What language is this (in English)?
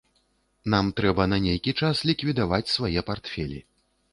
Belarusian